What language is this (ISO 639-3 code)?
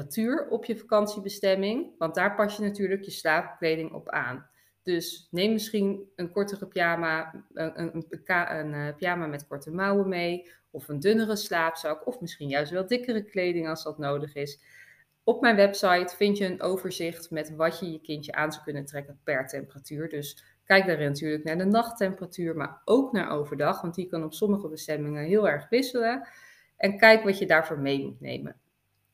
nld